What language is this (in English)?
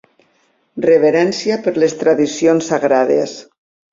Catalan